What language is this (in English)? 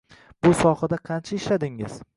Uzbek